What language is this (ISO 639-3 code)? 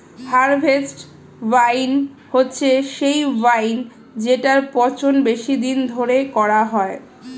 ben